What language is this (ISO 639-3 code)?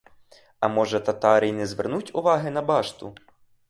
ukr